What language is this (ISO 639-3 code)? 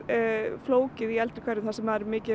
isl